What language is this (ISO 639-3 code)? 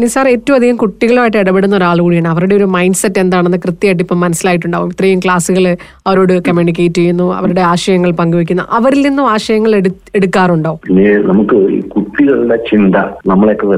mal